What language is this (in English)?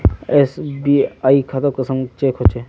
Magahi